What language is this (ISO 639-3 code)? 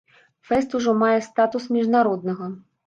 bel